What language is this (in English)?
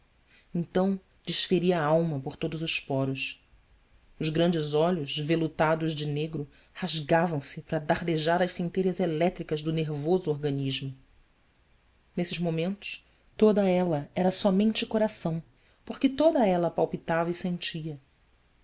Portuguese